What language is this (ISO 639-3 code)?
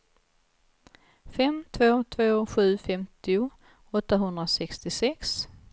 swe